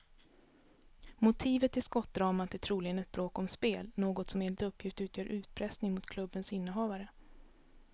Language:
Swedish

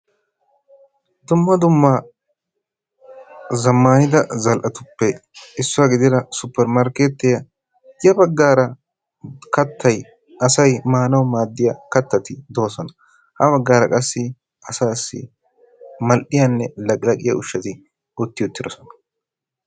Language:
Wolaytta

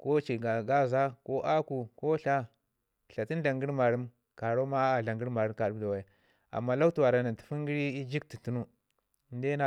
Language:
Ngizim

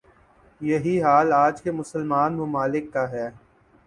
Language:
Urdu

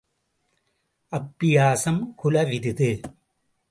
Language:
Tamil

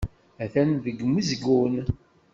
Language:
Kabyle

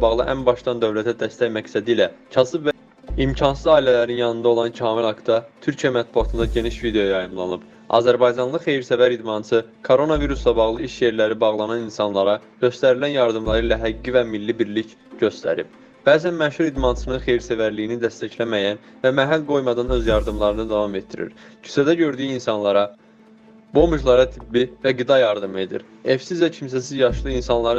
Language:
Turkish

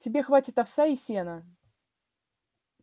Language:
Russian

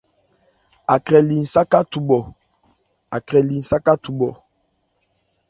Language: Ebrié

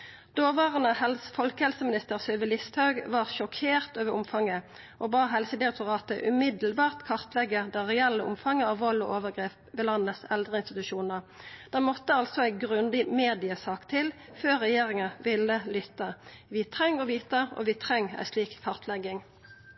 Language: Norwegian Nynorsk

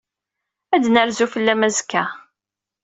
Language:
Kabyle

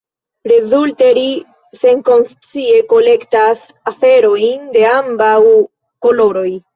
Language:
Esperanto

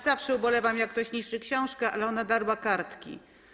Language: Polish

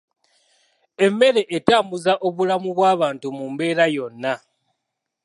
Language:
Ganda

